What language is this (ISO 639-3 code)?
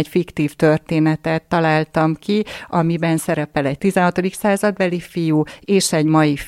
hun